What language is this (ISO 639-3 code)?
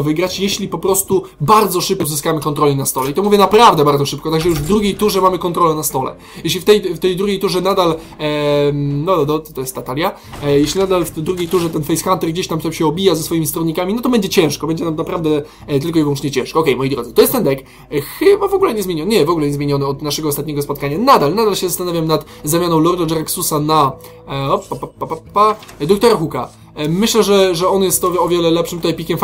pol